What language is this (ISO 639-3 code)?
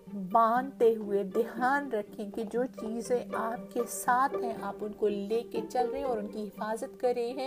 urd